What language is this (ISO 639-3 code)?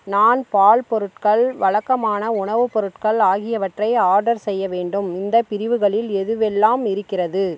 tam